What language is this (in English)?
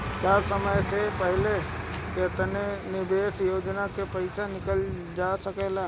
Bhojpuri